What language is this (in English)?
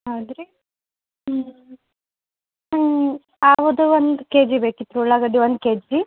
Kannada